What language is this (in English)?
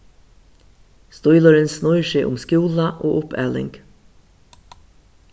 Faroese